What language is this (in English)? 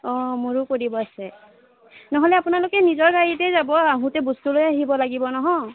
Assamese